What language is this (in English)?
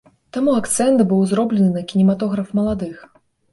Belarusian